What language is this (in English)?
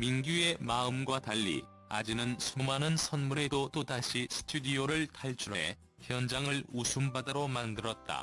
Korean